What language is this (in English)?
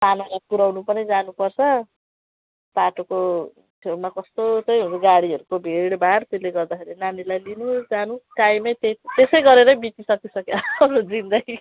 Nepali